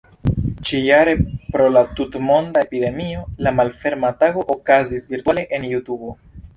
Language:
Esperanto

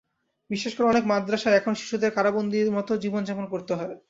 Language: Bangla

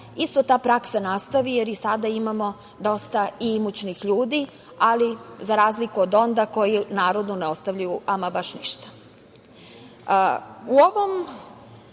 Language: Serbian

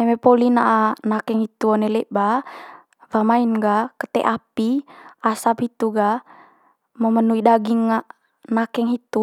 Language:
Manggarai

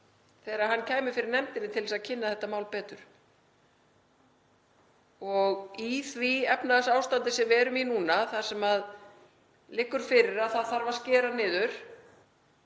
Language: Icelandic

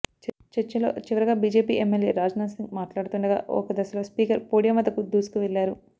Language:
Telugu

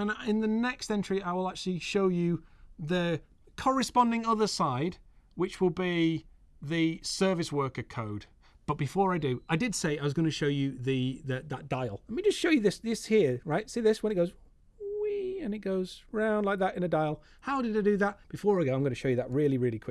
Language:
English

